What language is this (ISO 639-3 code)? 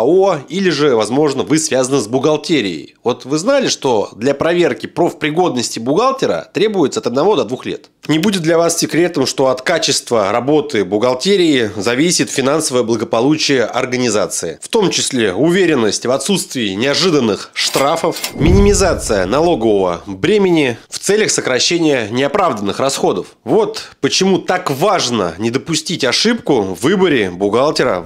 rus